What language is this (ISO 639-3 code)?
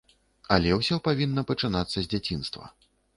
bel